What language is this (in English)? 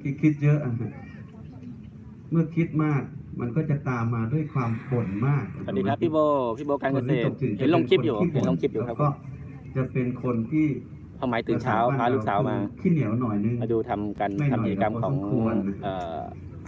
Thai